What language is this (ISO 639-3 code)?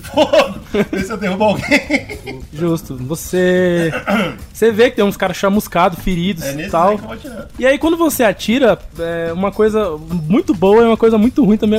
por